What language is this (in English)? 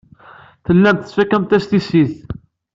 Kabyle